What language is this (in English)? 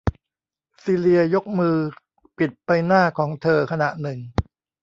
Thai